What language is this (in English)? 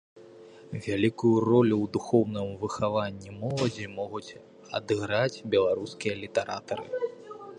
Belarusian